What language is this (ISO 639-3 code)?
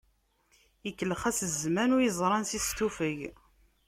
kab